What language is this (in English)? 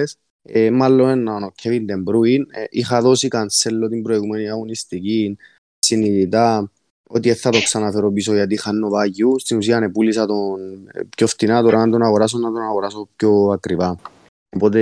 Greek